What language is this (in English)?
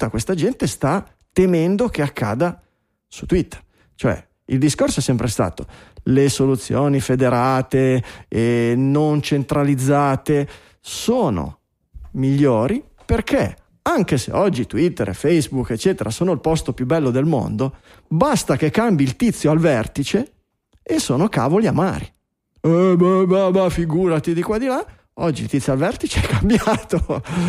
Italian